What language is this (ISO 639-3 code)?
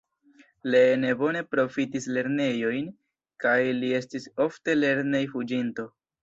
epo